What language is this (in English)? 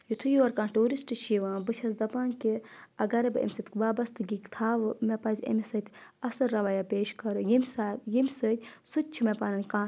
Kashmiri